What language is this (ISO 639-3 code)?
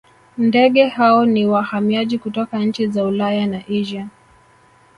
swa